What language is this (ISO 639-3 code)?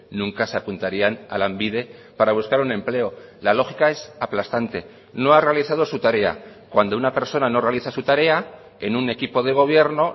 spa